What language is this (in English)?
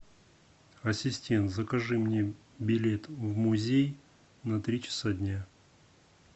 Russian